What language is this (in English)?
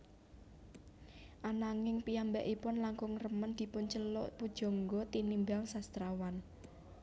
Javanese